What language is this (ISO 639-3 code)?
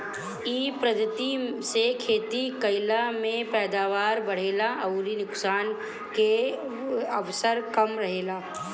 bho